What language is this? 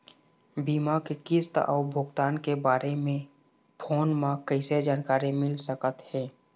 Chhattisgarhi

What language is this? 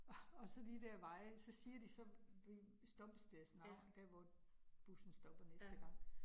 Danish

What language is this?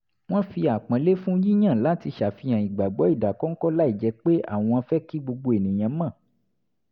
Yoruba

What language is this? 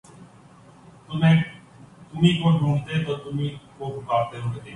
Urdu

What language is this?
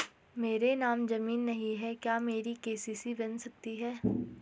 Hindi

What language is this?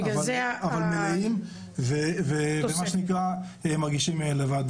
Hebrew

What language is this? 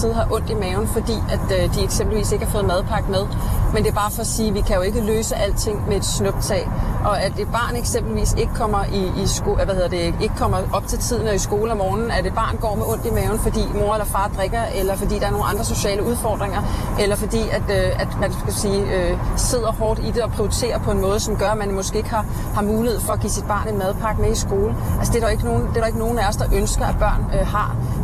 Danish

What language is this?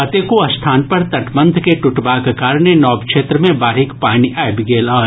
Maithili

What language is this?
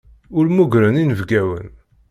Kabyle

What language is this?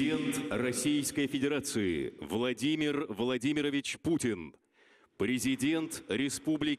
Russian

